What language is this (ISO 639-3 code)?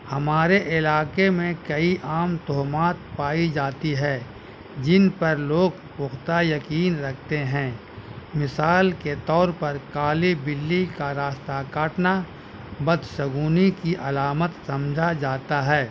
urd